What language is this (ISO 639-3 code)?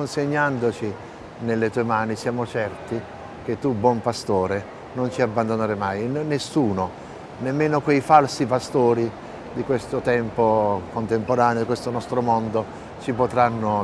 ita